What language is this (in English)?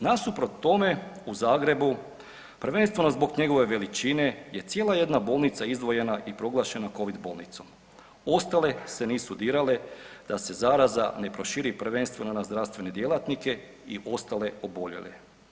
Croatian